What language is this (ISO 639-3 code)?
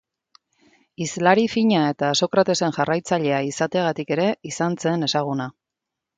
eus